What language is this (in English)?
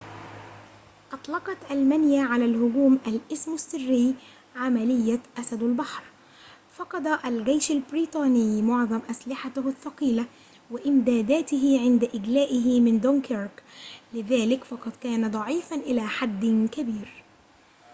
Arabic